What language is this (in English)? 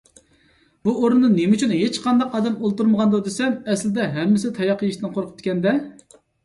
Uyghur